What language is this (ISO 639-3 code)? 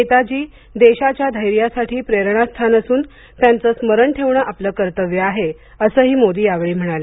mar